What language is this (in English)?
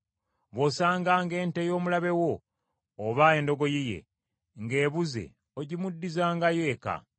Ganda